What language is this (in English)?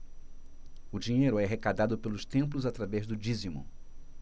Portuguese